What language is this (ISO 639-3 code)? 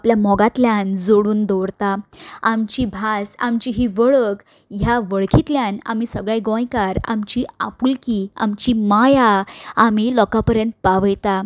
kok